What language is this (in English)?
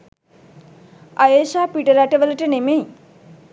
Sinhala